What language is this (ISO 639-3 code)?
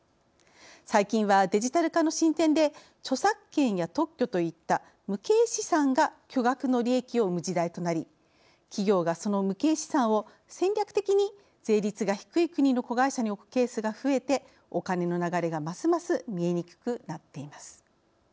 jpn